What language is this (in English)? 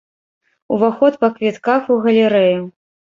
Belarusian